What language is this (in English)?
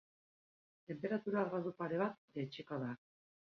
Basque